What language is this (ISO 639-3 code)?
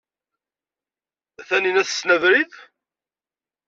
kab